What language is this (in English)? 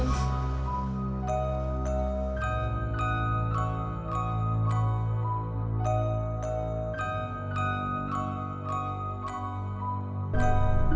Indonesian